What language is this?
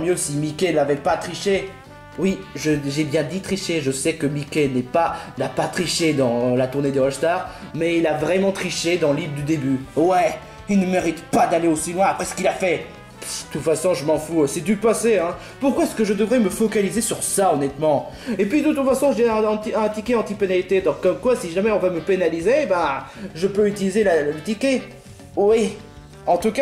French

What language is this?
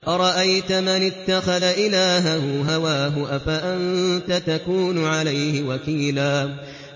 Arabic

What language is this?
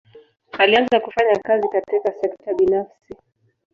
Swahili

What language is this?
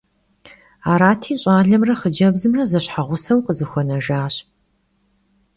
Kabardian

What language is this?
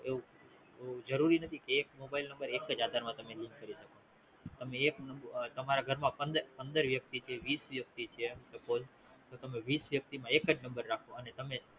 Gujarati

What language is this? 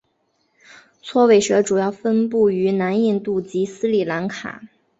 Chinese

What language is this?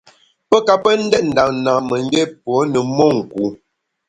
Bamun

